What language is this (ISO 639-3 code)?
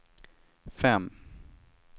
swe